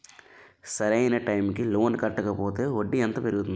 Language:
Telugu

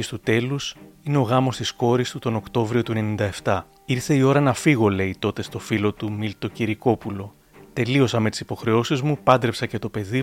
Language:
Greek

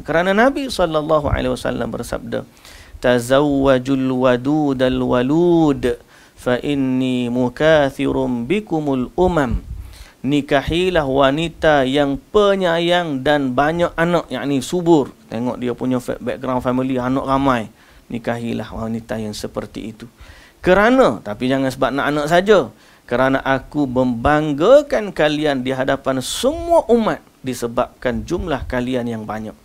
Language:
Malay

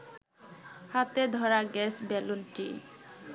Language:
Bangla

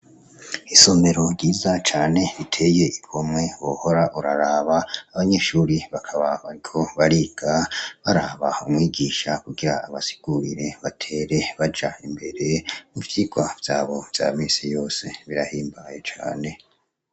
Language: Rundi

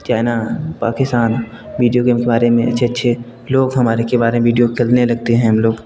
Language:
Hindi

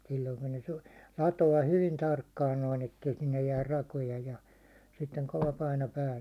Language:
Finnish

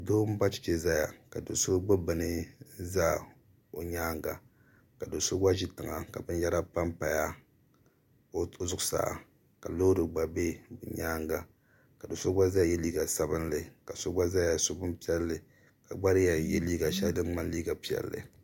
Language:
Dagbani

